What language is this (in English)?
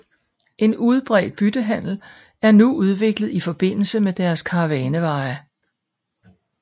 Danish